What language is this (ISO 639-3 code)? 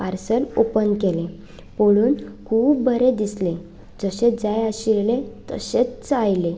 kok